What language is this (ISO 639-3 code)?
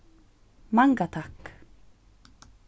fao